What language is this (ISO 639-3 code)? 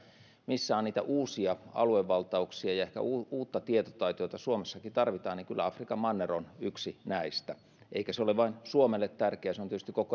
fin